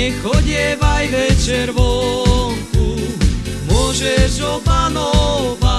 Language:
Slovak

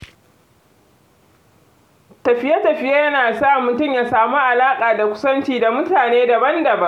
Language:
Hausa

